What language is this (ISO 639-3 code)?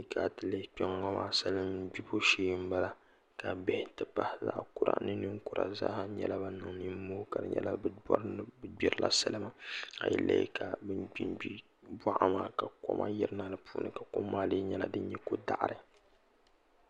dag